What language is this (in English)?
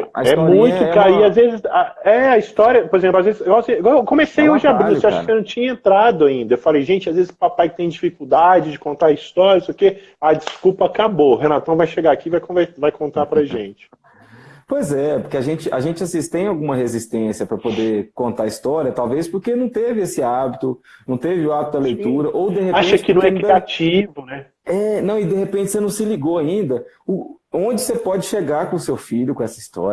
Portuguese